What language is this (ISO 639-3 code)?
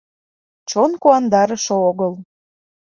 chm